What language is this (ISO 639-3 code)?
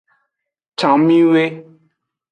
ajg